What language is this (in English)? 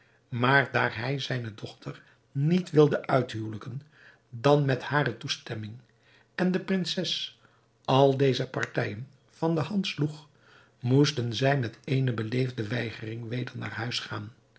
Dutch